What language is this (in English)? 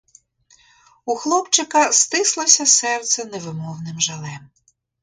Ukrainian